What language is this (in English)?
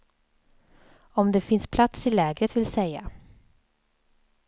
Swedish